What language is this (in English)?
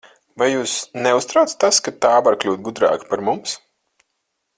Latvian